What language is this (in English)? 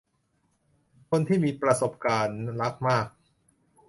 Thai